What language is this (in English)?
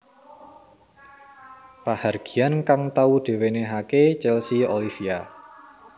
Javanese